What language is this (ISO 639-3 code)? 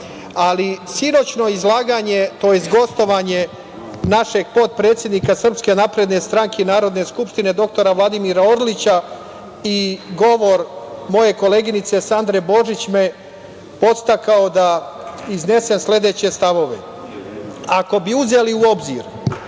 srp